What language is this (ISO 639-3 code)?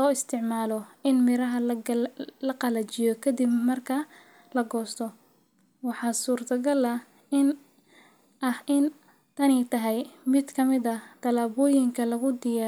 som